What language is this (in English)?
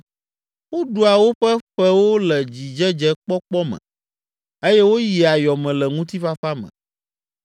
Ewe